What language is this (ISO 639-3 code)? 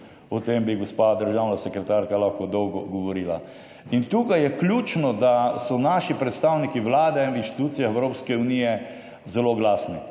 slv